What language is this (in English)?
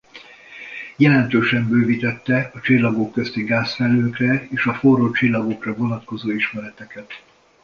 Hungarian